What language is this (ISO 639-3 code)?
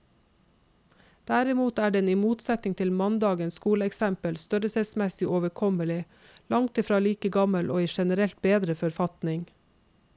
nor